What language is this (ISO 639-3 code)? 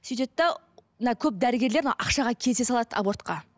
kaz